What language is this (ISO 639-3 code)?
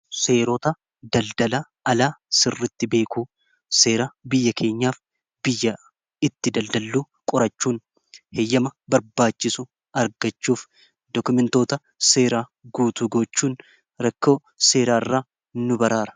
orm